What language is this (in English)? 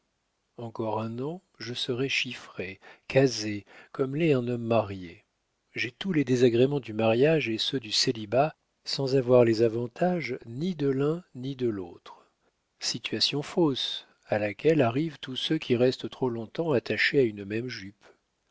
French